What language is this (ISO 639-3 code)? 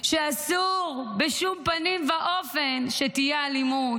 heb